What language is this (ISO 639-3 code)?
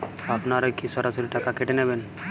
ben